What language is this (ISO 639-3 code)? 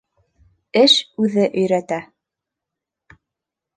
bak